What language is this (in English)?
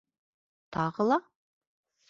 Bashkir